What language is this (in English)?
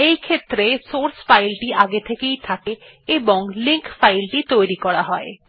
Bangla